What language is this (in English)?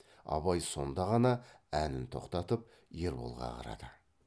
Kazakh